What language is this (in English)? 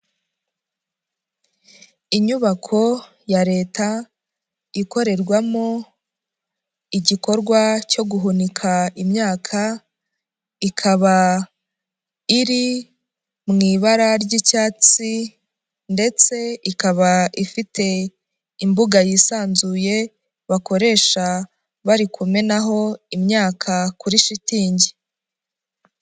Kinyarwanda